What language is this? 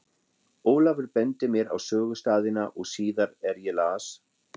Icelandic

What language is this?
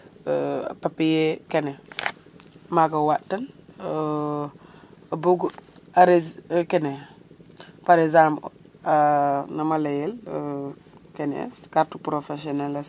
Serer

